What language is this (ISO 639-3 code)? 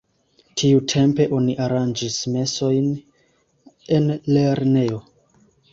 epo